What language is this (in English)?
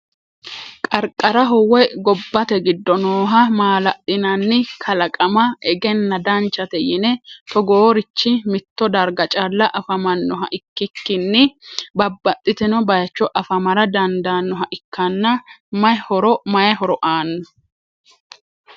Sidamo